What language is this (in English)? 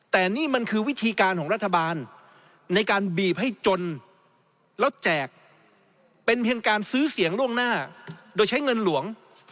Thai